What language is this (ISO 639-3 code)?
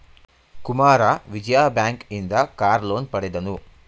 kan